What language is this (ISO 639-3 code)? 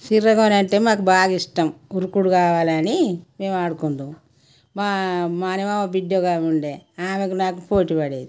tel